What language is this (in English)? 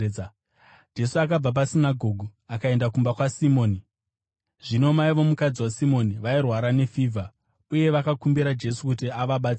Shona